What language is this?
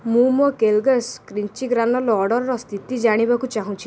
Odia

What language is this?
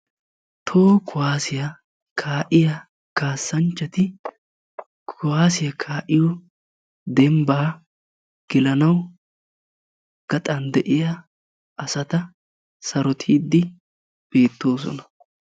Wolaytta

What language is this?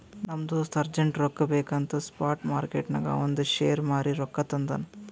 Kannada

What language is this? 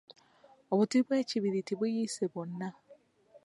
Ganda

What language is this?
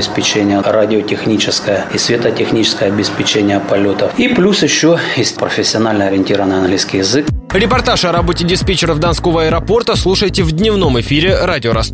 Russian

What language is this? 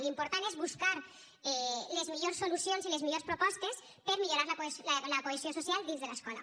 Catalan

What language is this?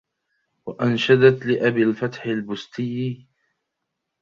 Arabic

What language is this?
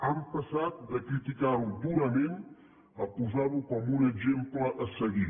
Catalan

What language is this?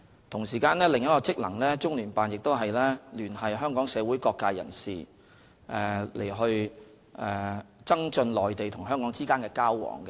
Cantonese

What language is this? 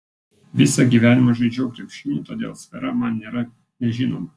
Lithuanian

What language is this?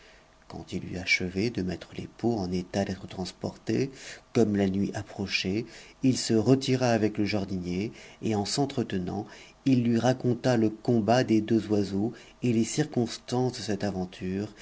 French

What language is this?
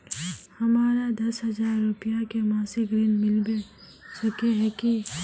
Magahi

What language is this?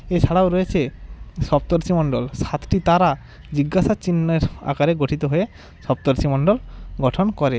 Bangla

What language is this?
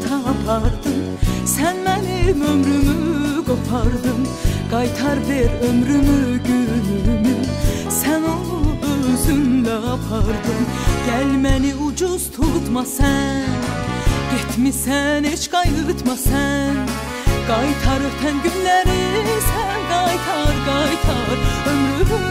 Turkish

